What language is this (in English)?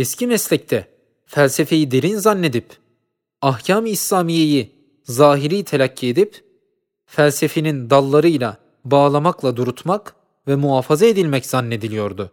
Turkish